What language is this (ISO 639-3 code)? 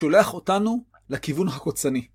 heb